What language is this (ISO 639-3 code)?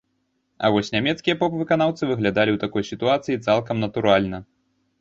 bel